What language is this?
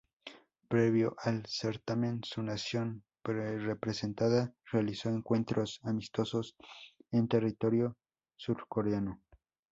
Spanish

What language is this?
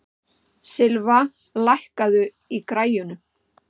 Icelandic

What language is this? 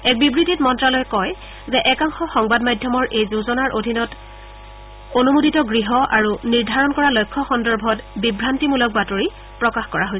Assamese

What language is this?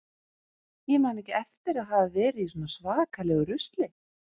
Icelandic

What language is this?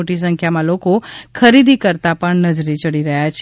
Gujarati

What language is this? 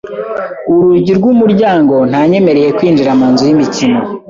Kinyarwanda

